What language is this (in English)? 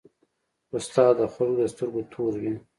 Pashto